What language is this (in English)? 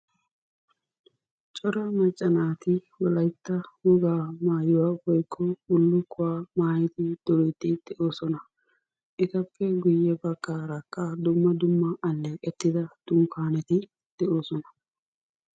Wolaytta